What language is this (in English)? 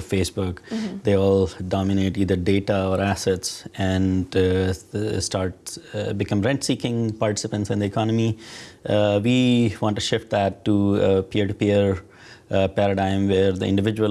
English